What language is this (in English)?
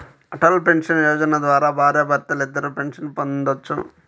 Telugu